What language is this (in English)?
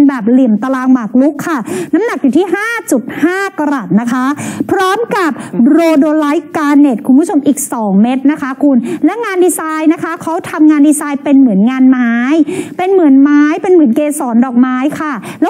Thai